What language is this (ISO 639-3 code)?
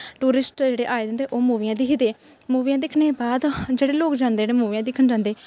doi